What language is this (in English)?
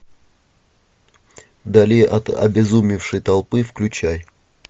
Russian